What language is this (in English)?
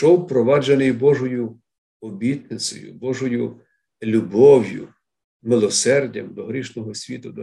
Ukrainian